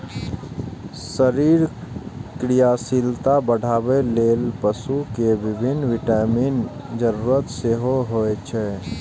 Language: Maithili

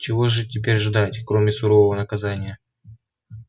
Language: Russian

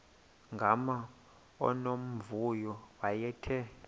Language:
Xhosa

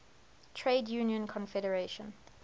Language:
English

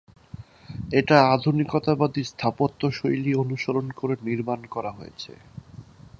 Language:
Bangla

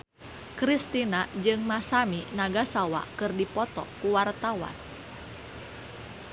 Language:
Sundanese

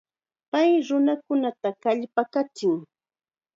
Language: Chiquián Ancash Quechua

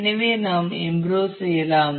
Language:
Tamil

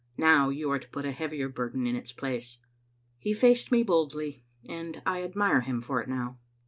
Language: English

